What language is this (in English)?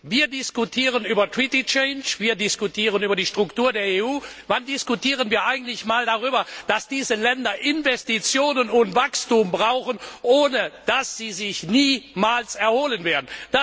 German